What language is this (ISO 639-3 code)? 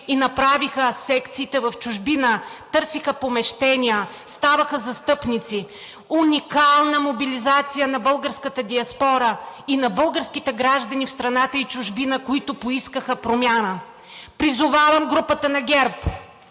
bul